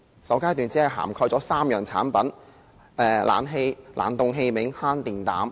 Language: Cantonese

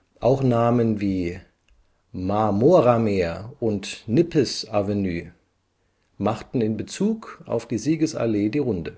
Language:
German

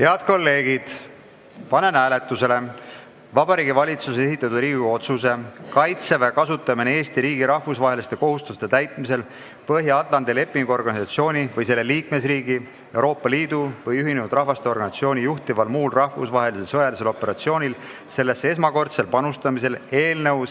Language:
Estonian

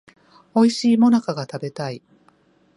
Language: Japanese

